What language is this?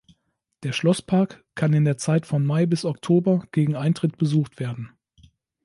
German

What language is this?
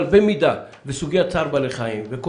Hebrew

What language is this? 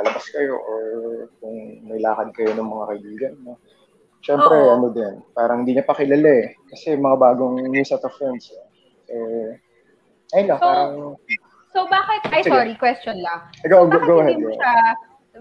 Filipino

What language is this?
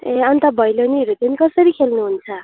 Nepali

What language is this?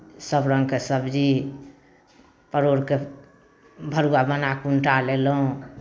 Maithili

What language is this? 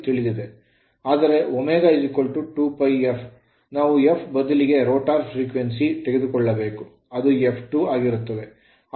Kannada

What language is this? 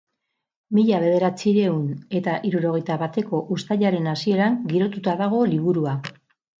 Basque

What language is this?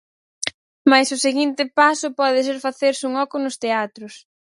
Galician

